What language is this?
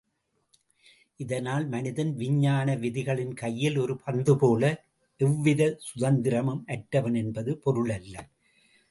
Tamil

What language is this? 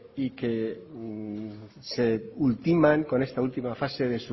Spanish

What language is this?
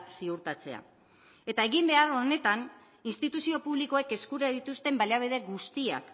Basque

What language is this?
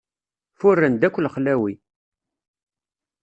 Kabyle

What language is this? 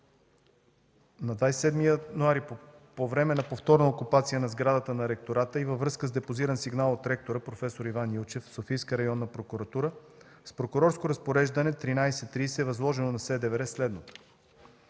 Bulgarian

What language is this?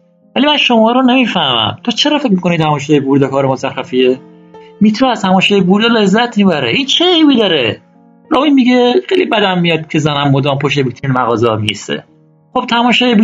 Persian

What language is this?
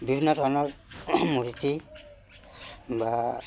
Assamese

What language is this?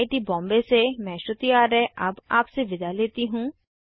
Hindi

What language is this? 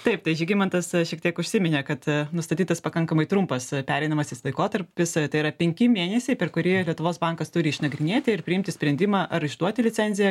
Lithuanian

